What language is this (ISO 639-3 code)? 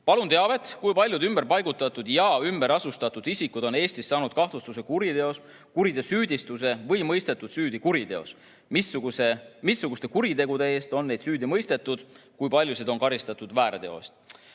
est